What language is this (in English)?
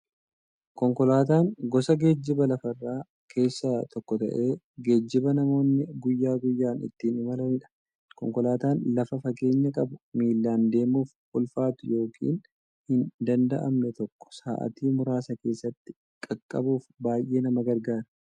Oromo